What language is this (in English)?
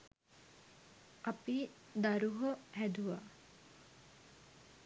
Sinhala